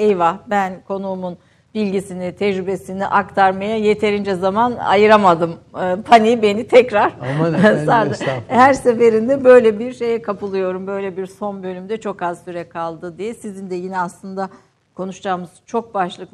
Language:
Turkish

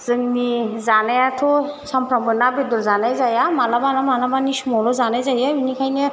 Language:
Bodo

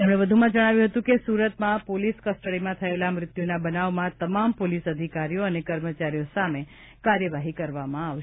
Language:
Gujarati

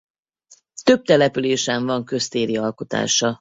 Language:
Hungarian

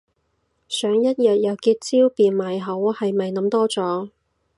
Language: Cantonese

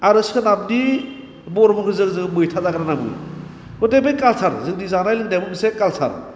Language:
Bodo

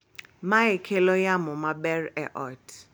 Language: Luo (Kenya and Tanzania)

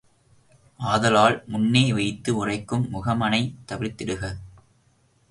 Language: Tamil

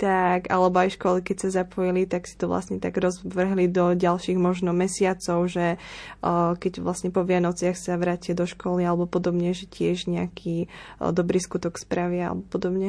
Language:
Slovak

